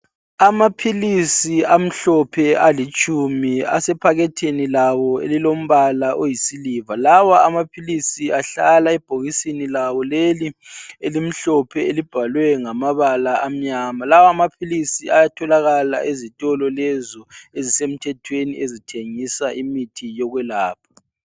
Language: North Ndebele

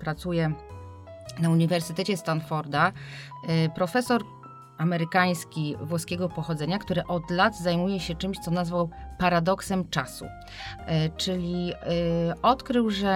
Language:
Polish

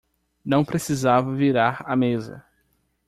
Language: Portuguese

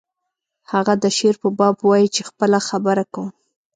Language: Pashto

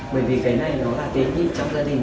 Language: Vietnamese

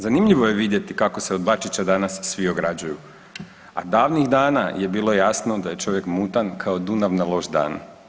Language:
Croatian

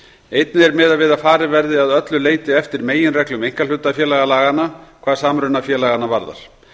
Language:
Icelandic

